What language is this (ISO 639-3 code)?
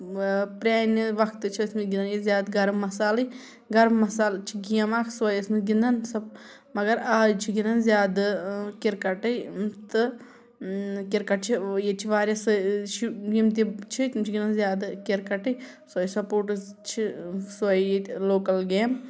kas